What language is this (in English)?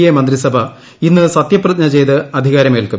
Malayalam